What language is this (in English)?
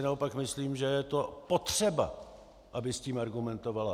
Czech